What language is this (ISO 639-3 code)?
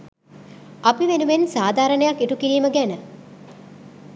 sin